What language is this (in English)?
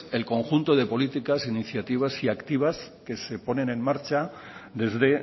Spanish